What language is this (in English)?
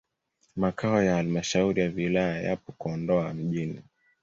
Swahili